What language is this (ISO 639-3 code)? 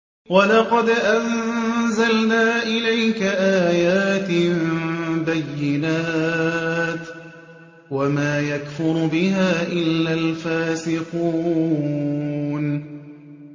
ara